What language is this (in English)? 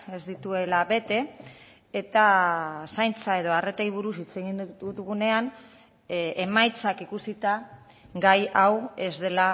Basque